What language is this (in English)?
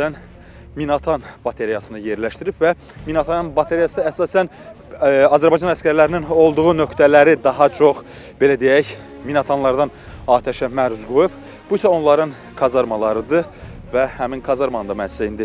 Turkish